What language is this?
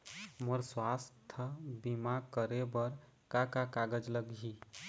Chhattisgarhi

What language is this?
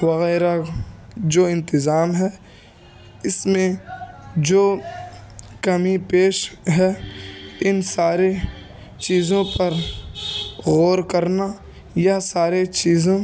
Urdu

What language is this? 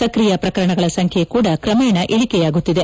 Kannada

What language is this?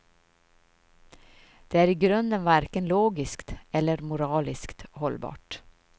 Swedish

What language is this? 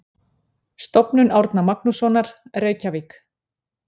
Icelandic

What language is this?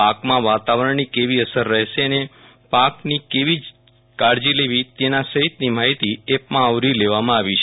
Gujarati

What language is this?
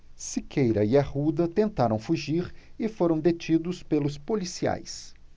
Portuguese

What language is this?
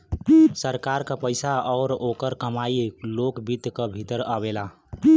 Bhojpuri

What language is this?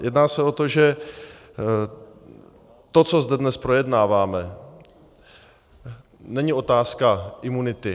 Czech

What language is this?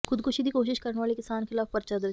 Punjabi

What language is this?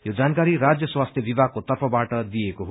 Nepali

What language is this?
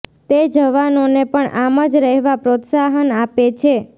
Gujarati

